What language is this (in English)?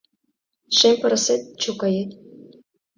Mari